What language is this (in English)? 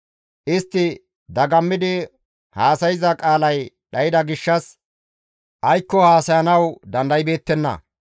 Gamo